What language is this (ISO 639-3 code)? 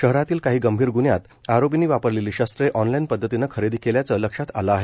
mar